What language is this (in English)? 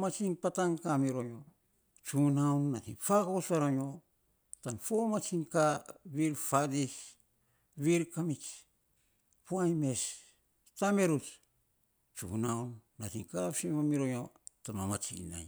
Saposa